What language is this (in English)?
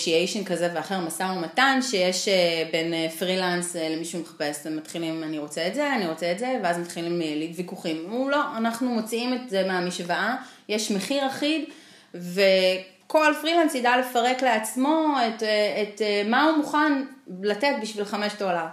Hebrew